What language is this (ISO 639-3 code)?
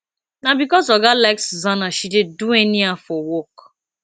pcm